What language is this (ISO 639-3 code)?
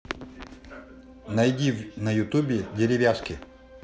rus